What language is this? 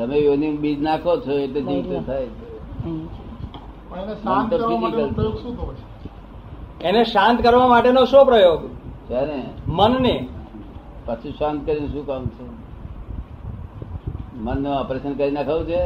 Gujarati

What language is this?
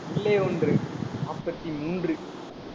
Tamil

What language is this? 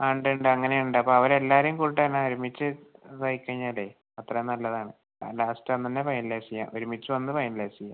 Malayalam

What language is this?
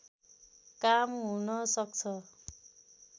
Nepali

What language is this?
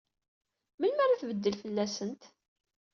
Kabyle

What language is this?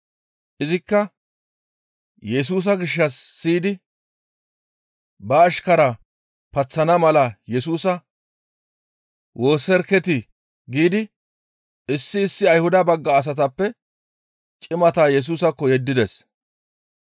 Gamo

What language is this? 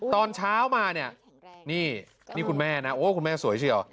Thai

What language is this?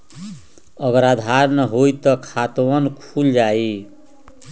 Magahi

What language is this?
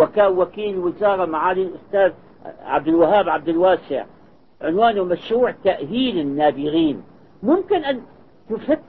Arabic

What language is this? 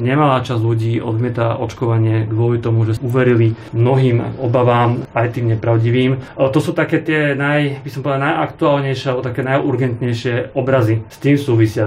Slovak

